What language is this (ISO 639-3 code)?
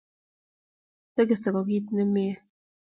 kln